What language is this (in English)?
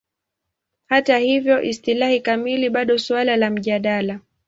Swahili